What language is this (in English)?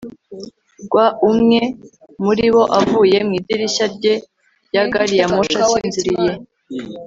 Kinyarwanda